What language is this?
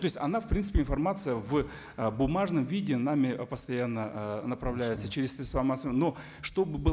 Kazakh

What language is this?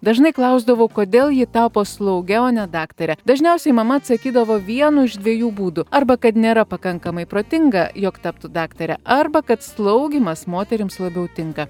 Lithuanian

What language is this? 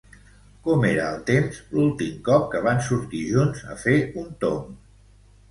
Catalan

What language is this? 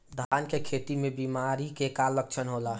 Bhojpuri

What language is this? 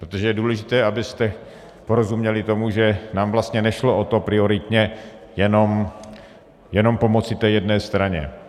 Czech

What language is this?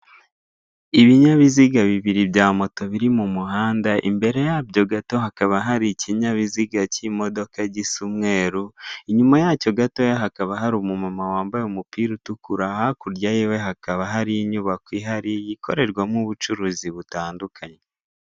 Kinyarwanda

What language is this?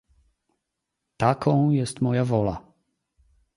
Polish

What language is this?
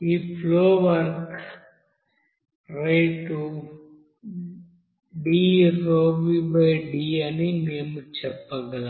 Telugu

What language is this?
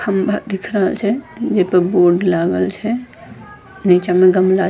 Angika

